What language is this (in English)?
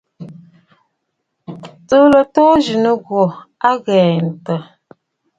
Bafut